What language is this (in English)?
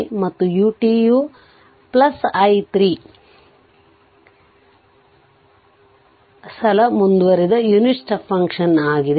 Kannada